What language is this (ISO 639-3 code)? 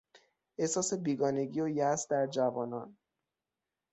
fas